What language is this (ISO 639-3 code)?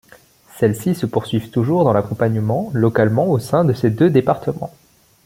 fra